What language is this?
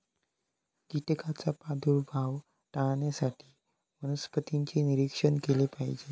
Marathi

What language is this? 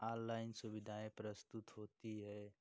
Hindi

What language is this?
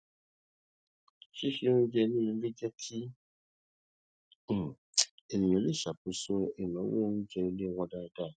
Yoruba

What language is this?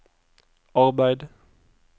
Norwegian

